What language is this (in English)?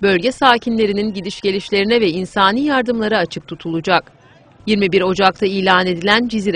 Turkish